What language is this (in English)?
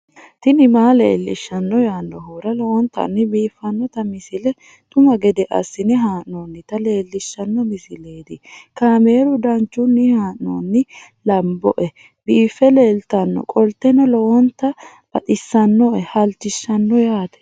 Sidamo